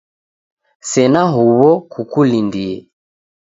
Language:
Taita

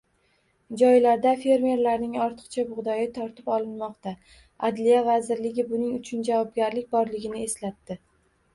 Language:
Uzbek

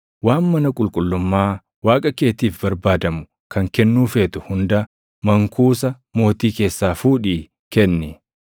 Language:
Oromo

